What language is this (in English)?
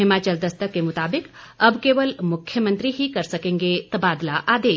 Hindi